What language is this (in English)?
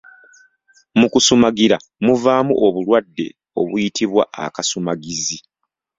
Ganda